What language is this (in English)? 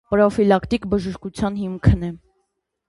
Armenian